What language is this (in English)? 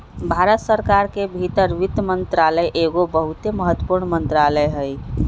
Magahi